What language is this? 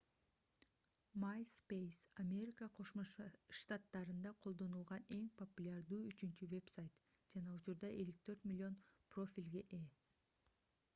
Kyrgyz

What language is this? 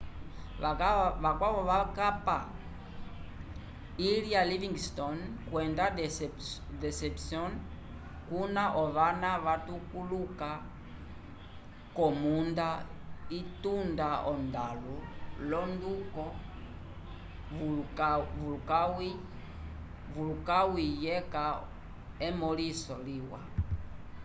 Umbundu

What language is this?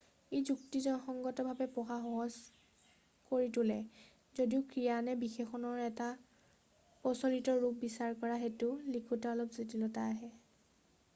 Assamese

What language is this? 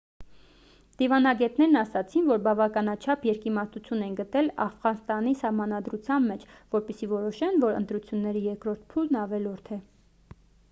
Armenian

